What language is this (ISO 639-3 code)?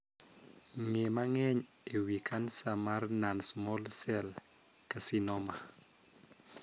luo